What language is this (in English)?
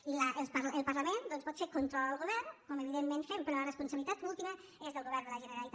Catalan